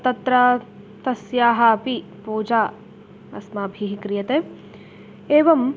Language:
Sanskrit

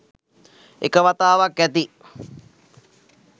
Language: Sinhala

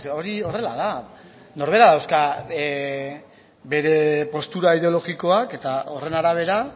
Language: Basque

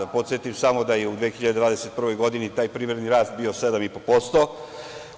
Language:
Serbian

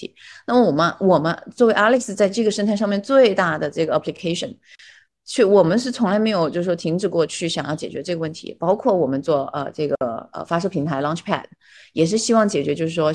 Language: Chinese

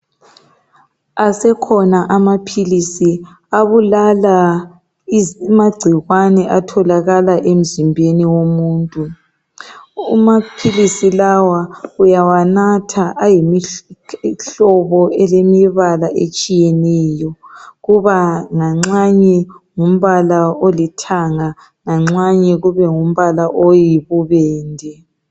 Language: North Ndebele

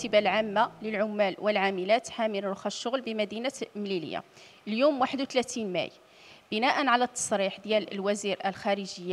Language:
Arabic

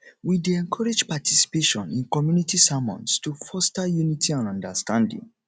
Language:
Nigerian Pidgin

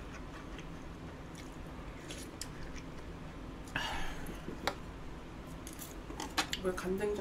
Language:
Korean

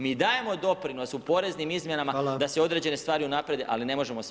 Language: Croatian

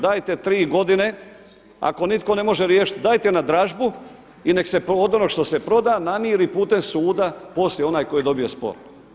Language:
Croatian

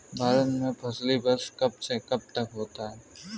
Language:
Hindi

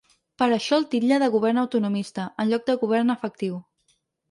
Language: Catalan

